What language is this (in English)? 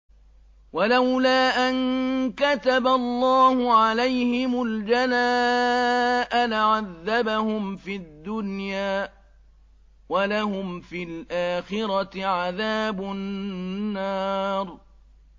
Arabic